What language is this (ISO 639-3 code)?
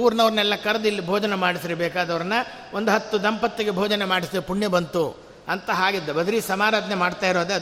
kan